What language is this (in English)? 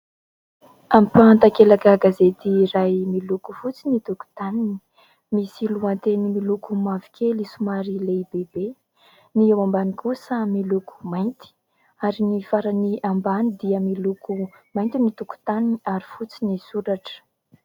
Malagasy